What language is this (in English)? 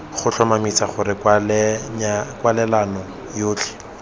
Tswana